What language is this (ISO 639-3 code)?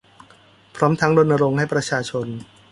tha